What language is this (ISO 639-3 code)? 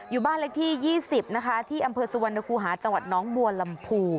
tha